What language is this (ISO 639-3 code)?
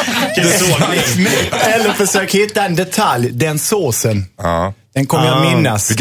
swe